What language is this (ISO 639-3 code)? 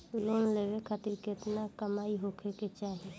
bho